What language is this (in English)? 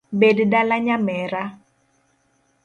Luo (Kenya and Tanzania)